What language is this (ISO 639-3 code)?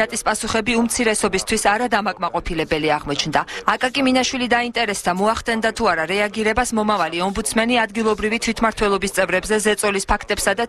fra